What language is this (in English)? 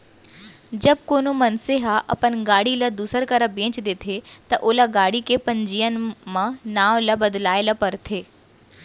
Chhattisgarhi